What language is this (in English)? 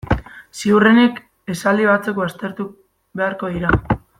Basque